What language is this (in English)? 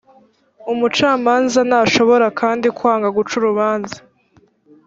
Kinyarwanda